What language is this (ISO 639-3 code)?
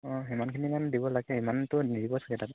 asm